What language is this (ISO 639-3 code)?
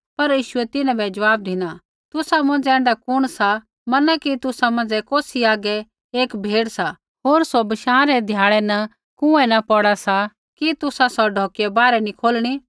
kfx